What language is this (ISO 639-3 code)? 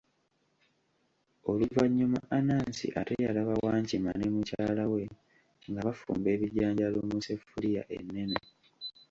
lug